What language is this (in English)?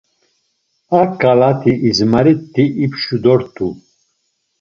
Laz